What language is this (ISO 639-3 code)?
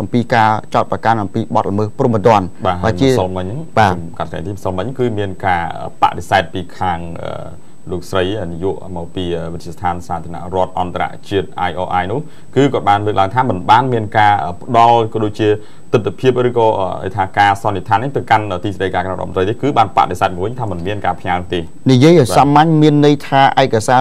tha